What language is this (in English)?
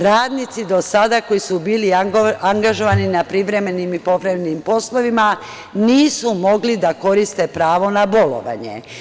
Serbian